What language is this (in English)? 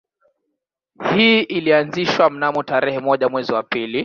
Swahili